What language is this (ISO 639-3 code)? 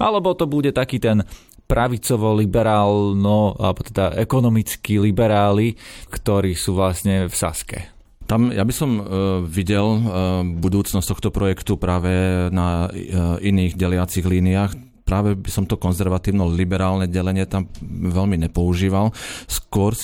slk